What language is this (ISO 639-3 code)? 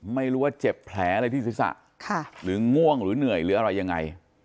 tha